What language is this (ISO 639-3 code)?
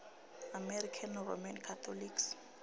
ven